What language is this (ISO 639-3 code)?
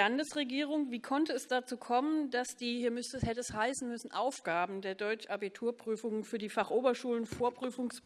deu